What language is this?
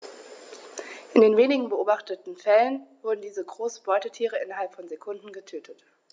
German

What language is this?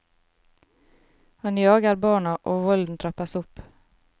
Norwegian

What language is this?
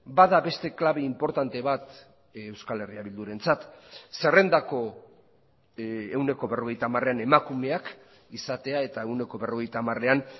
Basque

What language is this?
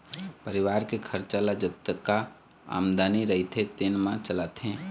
Chhattisgarhi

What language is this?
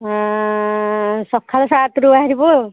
Odia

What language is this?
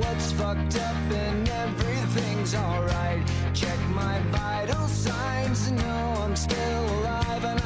Italian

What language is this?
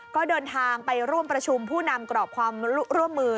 Thai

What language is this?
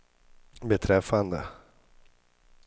Swedish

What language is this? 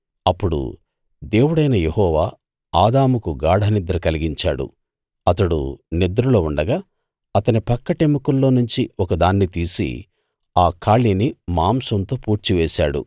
Telugu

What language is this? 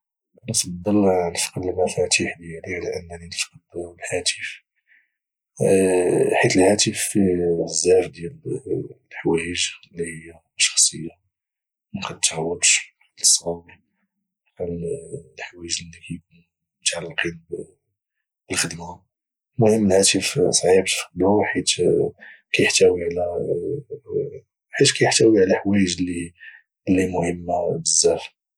Moroccan Arabic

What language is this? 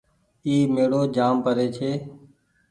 Goaria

